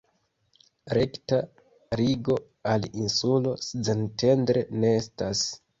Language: Esperanto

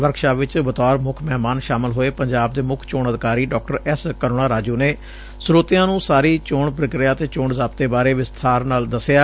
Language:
Punjabi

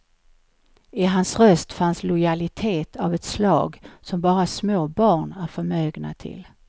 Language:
Swedish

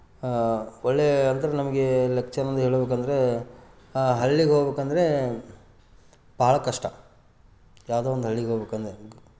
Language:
Kannada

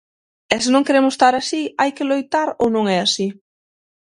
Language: Galician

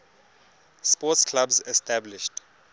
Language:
Tswana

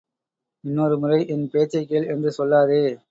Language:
Tamil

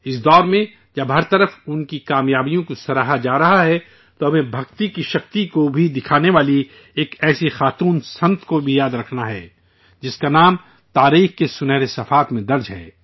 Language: Urdu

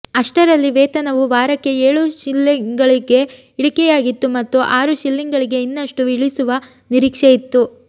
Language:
Kannada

